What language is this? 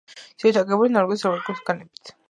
Georgian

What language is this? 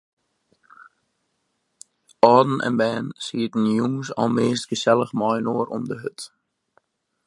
Western Frisian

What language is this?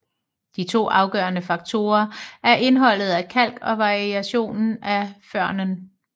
Danish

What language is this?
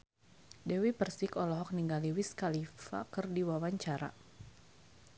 Sundanese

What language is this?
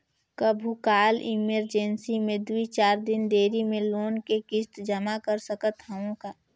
Chhattisgarhi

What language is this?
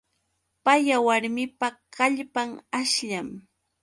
Yauyos Quechua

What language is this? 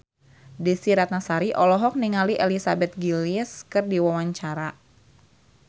Sundanese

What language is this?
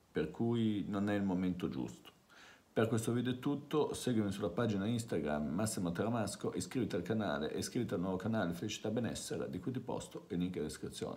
Italian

